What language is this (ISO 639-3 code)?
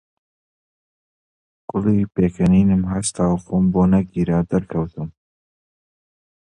ckb